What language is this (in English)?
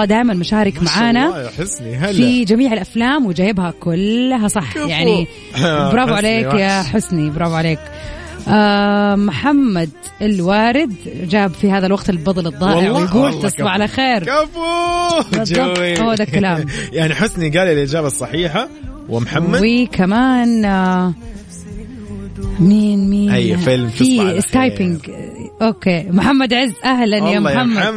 Arabic